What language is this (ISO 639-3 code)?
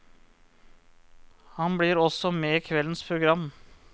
nor